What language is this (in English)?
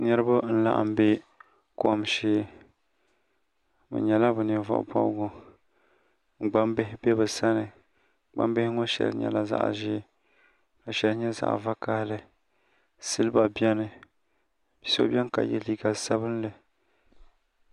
Dagbani